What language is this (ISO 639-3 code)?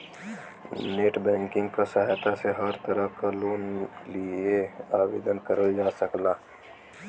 bho